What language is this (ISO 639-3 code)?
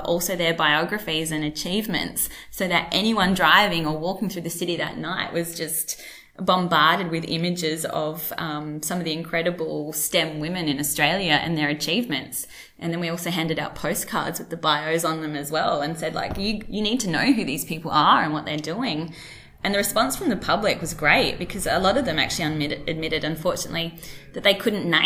eng